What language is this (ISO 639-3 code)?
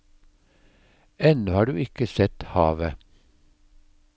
nor